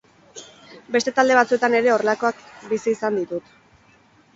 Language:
Basque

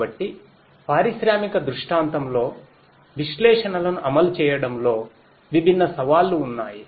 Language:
Telugu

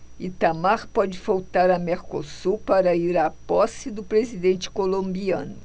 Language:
Portuguese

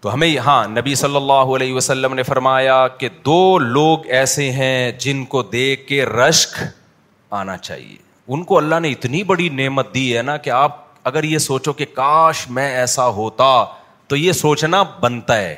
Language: Urdu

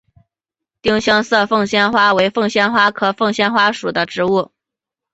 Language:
Chinese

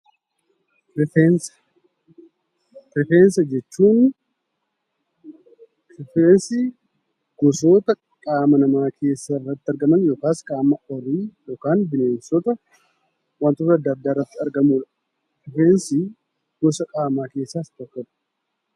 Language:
Oromo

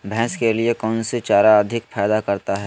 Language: Magahi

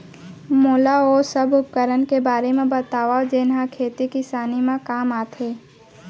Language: Chhattisgarhi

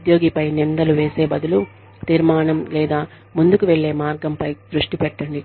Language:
Telugu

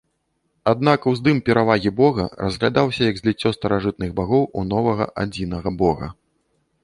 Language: Belarusian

